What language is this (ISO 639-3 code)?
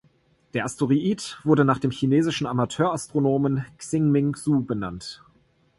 deu